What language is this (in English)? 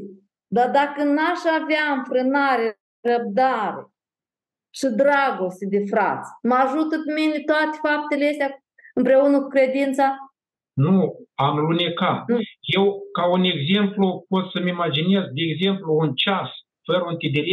Romanian